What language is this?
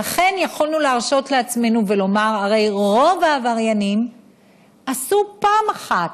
Hebrew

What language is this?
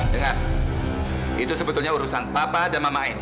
Indonesian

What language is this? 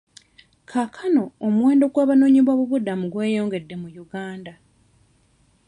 Ganda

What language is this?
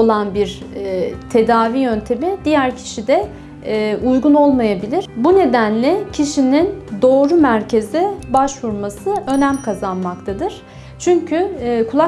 Turkish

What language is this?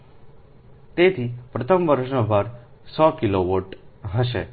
Gujarati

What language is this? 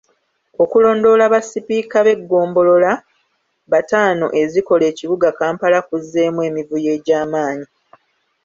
Ganda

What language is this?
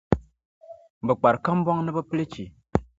Dagbani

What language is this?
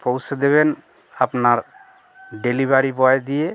Bangla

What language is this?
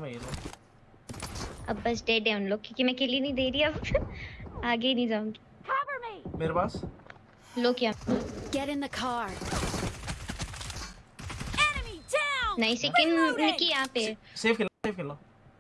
Hindi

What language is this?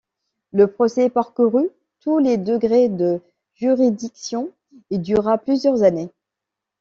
French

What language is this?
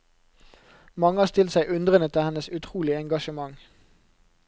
Norwegian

